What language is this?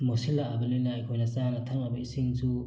Manipuri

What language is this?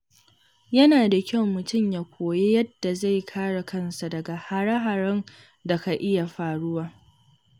Hausa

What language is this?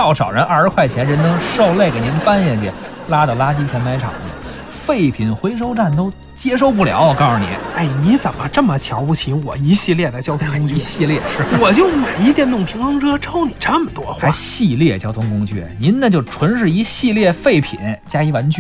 Chinese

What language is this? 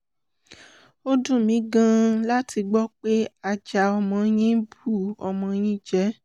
Yoruba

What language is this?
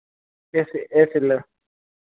Hindi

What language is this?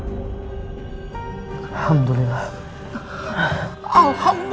Indonesian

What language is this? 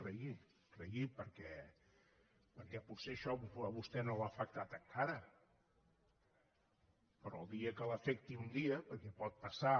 Catalan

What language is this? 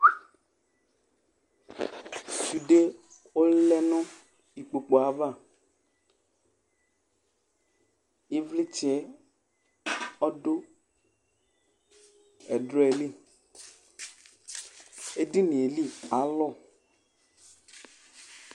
Ikposo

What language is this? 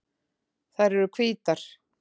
Icelandic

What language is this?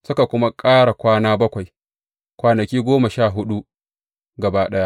Hausa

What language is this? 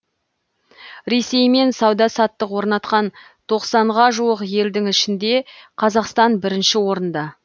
Kazakh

